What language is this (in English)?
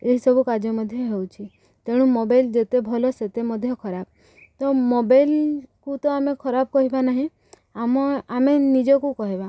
Odia